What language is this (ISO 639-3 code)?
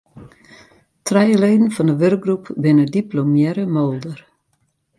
fry